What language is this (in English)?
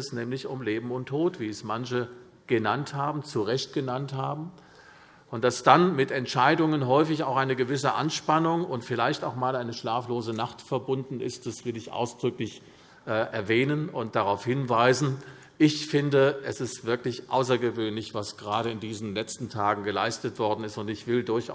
German